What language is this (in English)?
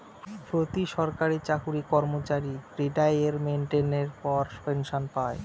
Bangla